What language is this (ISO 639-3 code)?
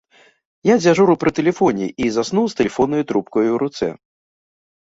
bel